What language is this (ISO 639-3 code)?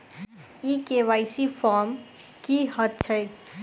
mai